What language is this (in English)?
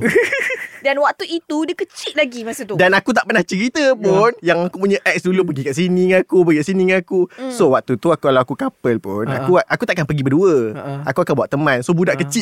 Malay